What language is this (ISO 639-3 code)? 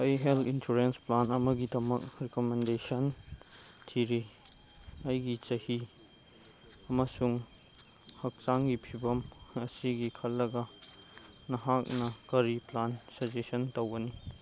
mni